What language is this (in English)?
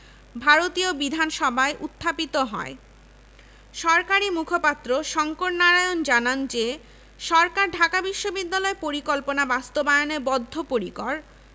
Bangla